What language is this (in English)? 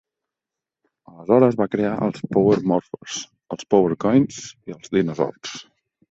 Catalan